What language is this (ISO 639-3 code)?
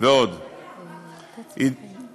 heb